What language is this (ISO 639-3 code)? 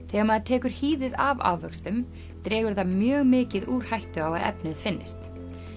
isl